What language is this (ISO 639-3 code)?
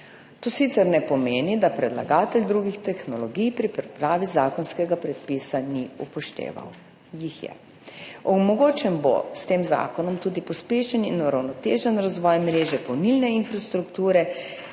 slv